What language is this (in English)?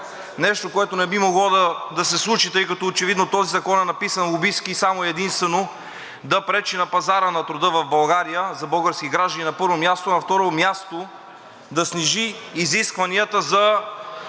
Bulgarian